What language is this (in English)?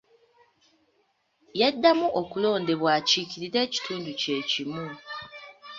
Ganda